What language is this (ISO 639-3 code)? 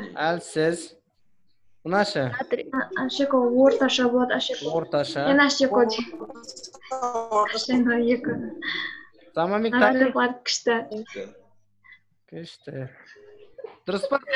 tur